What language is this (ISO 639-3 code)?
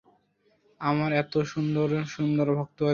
ben